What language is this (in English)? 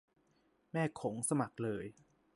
Thai